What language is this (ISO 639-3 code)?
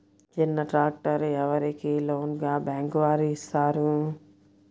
tel